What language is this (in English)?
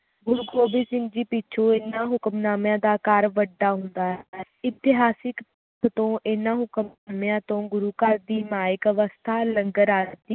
Punjabi